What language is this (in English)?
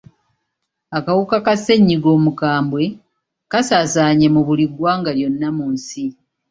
Ganda